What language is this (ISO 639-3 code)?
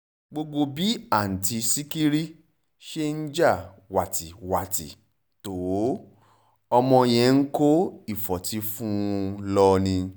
yor